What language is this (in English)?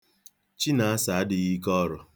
Igbo